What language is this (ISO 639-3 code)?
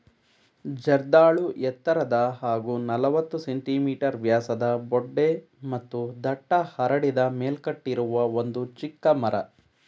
kan